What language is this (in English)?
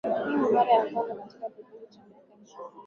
Swahili